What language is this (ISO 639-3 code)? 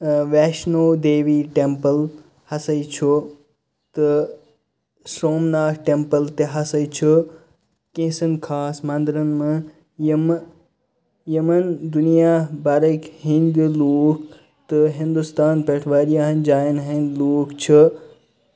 kas